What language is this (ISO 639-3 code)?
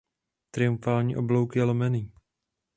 ces